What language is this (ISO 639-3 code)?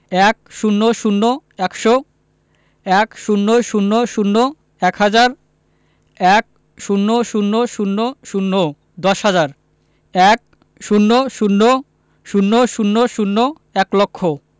ben